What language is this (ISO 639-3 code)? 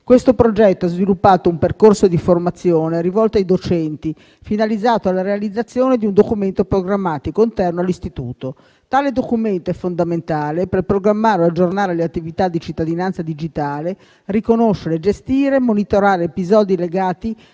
ita